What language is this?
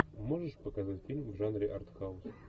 Russian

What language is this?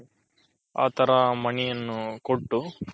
Kannada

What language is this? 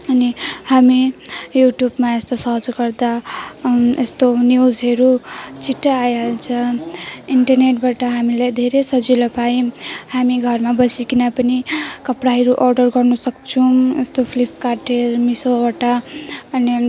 Nepali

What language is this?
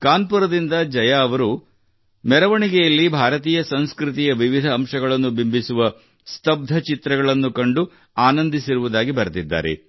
Kannada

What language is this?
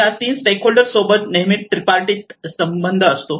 Marathi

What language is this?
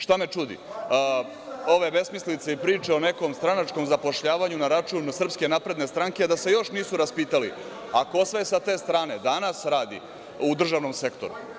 Serbian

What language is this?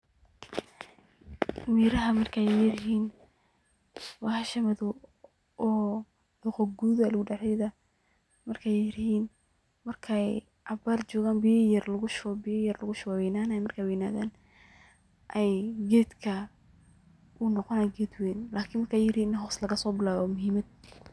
Somali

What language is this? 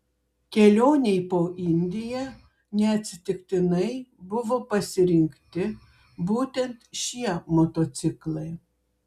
Lithuanian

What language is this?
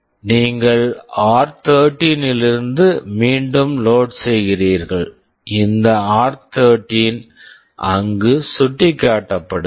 Tamil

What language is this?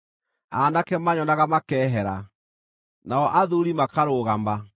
Kikuyu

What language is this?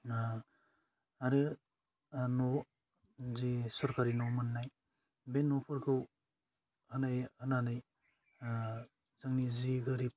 Bodo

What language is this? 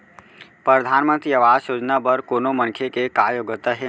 Chhattisgarhi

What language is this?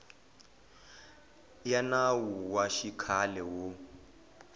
Tsonga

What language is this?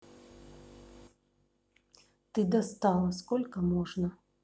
Russian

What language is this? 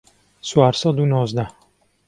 Central Kurdish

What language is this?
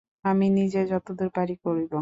Bangla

